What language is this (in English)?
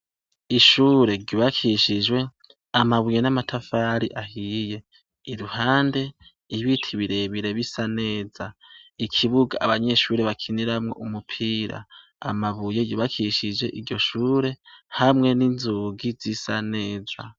Rundi